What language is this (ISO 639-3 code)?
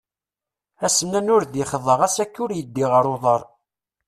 kab